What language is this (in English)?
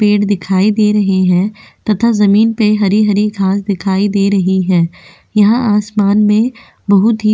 Hindi